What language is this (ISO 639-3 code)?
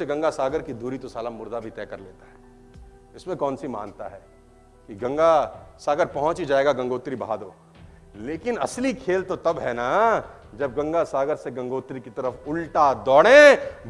hin